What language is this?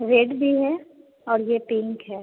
Hindi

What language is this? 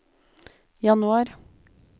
Norwegian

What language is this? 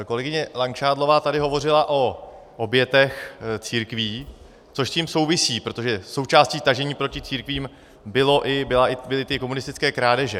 Czech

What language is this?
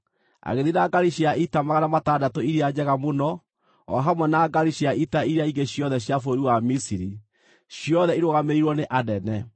Kikuyu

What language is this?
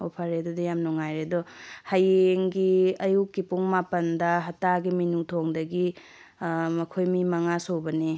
Manipuri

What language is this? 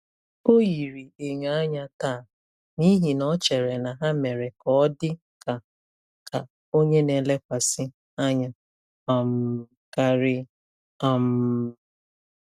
Igbo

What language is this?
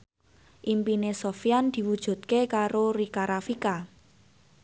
Javanese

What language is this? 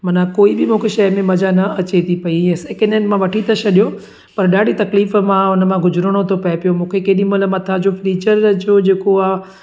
Sindhi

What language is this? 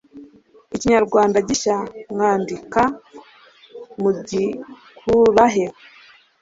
Kinyarwanda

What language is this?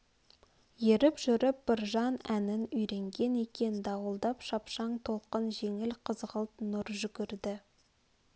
Kazakh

